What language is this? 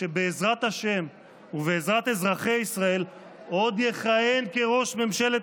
Hebrew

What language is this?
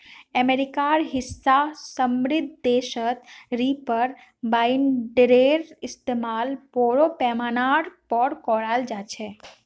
Magahi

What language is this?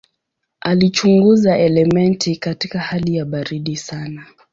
Swahili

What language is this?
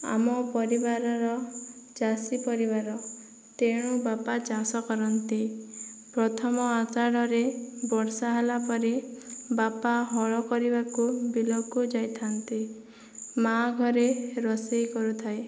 Odia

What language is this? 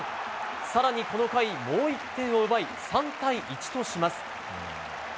Japanese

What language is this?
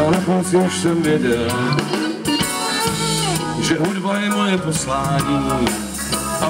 Bulgarian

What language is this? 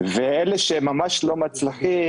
Hebrew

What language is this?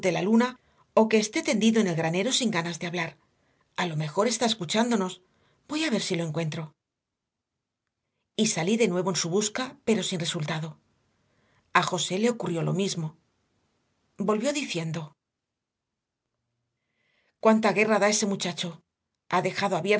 Spanish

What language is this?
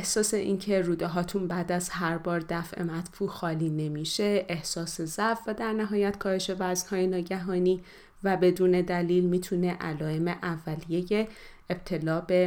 Persian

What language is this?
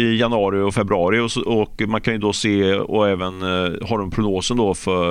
Swedish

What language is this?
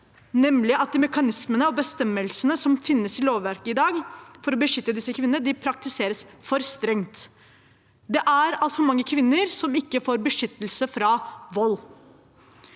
Norwegian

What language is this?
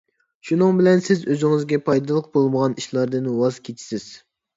Uyghur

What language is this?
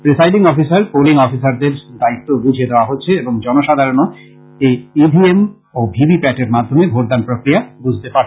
Bangla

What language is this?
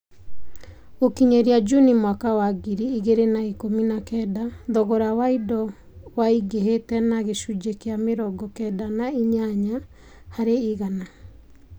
Kikuyu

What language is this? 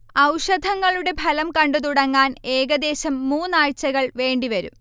Malayalam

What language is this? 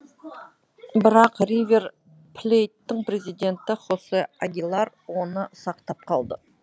Kazakh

